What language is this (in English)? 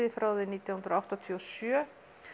Icelandic